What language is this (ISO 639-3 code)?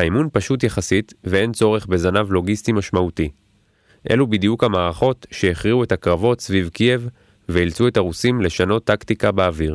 heb